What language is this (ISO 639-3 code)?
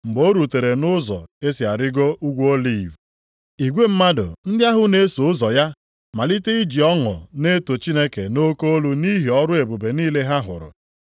ibo